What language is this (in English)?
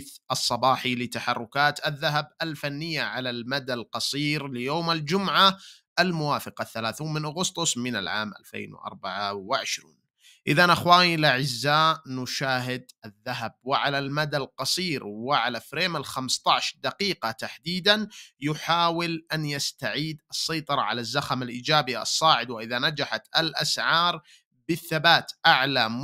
Arabic